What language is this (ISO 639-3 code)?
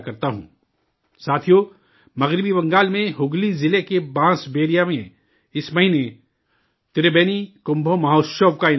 urd